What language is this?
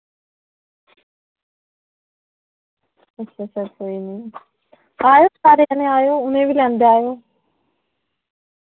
Dogri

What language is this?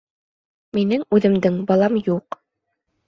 Bashkir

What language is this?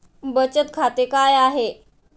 Marathi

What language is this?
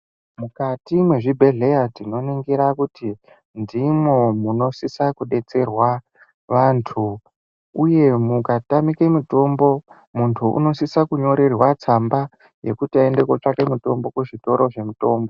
Ndau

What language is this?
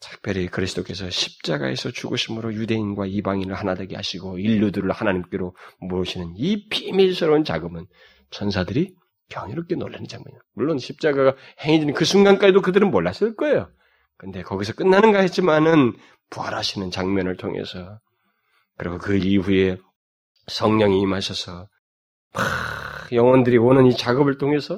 Korean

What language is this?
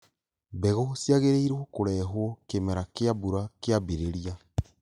Kikuyu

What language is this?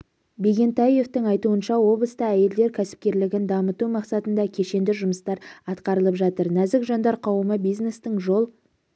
Kazakh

